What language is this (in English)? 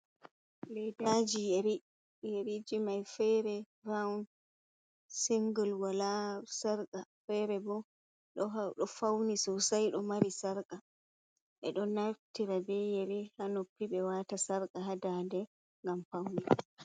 Fula